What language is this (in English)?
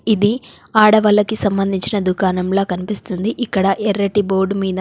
Telugu